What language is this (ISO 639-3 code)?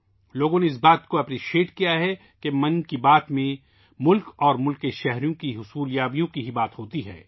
urd